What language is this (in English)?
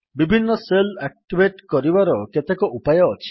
Odia